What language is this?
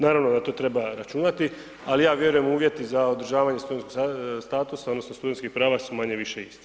Croatian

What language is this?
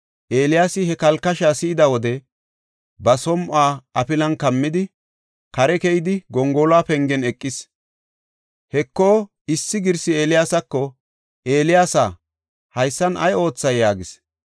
Gofa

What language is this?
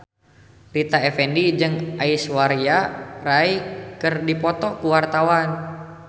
Sundanese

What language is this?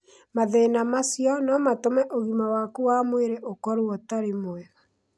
Kikuyu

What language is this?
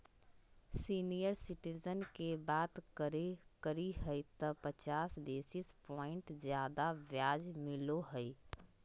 Magahi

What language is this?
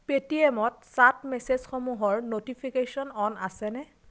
Assamese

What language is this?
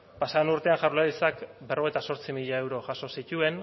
Basque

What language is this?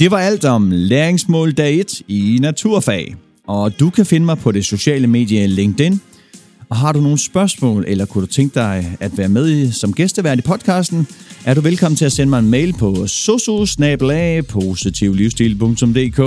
Danish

